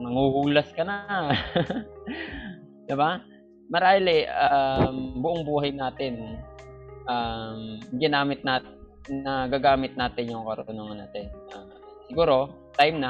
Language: Filipino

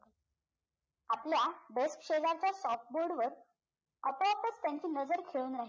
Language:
Marathi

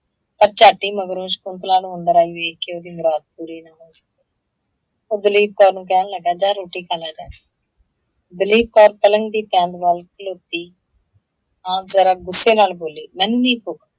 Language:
Punjabi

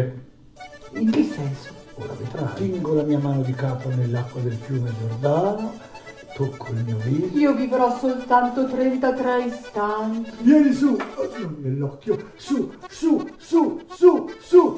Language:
Italian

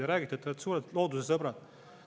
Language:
Estonian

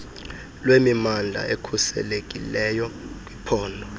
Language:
Xhosa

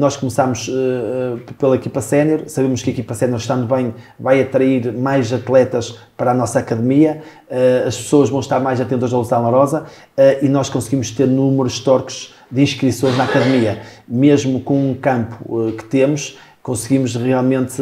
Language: Portuguese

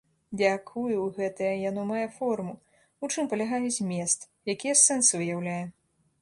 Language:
Belarusian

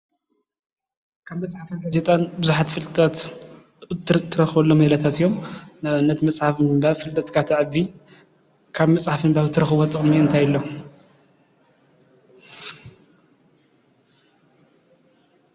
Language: Tigrinya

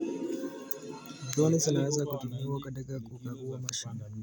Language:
Kalenjin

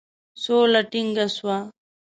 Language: Pashto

